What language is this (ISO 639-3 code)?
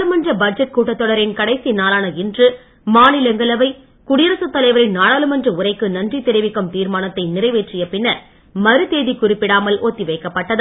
tam